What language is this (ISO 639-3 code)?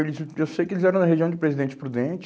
por